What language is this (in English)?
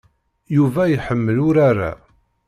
Kabyle